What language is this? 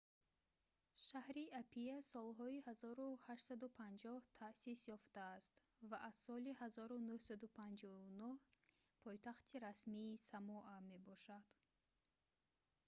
Tajik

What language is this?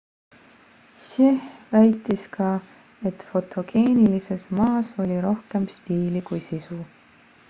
Estonian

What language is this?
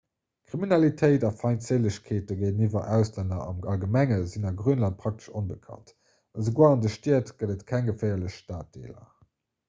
Luxembourgish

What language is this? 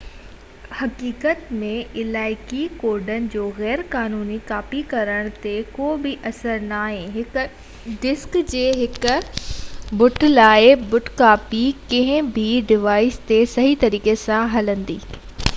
Sindhi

